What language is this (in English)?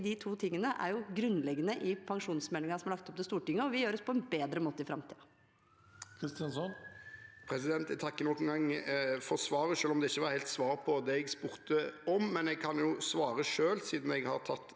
Norwegian